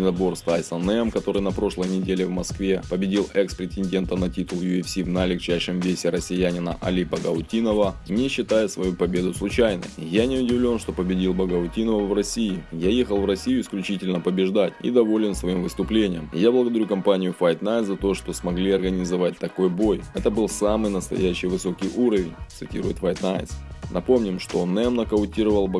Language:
Russian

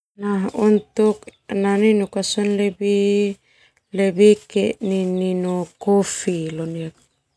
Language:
Termanu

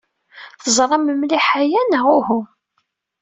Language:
Kabyle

